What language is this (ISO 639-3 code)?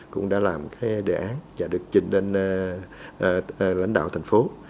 vie